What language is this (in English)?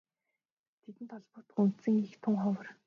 Mongolian